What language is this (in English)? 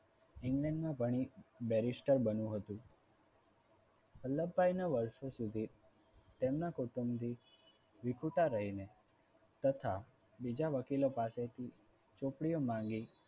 Gujarati